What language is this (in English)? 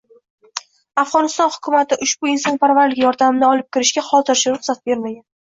Uzbek